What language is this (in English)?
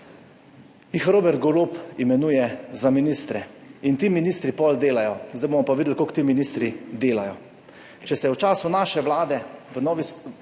Slovenian